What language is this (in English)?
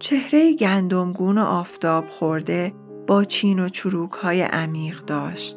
Persian